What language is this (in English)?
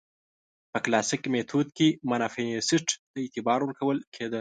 Pashto